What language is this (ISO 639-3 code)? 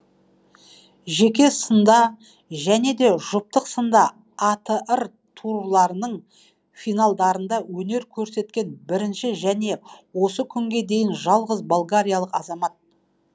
kaz